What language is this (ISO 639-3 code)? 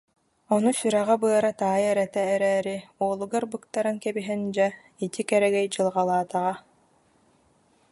sah